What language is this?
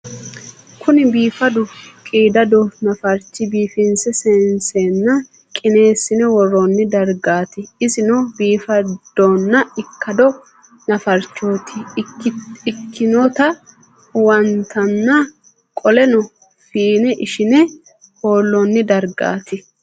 Sidamo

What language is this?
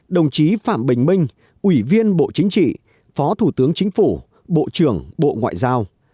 Vietnamese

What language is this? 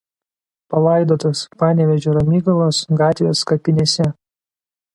Lithuanian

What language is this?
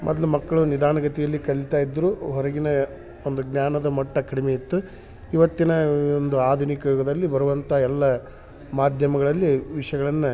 Kannada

